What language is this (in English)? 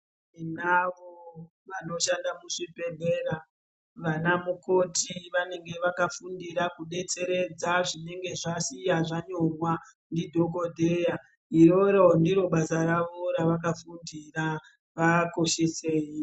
Ndau